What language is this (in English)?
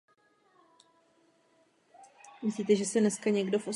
Czech